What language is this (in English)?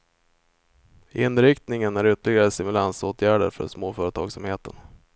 Swedish